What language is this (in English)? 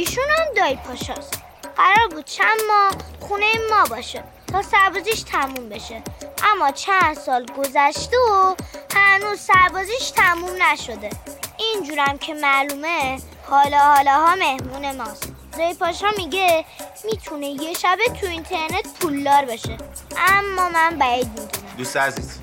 Persian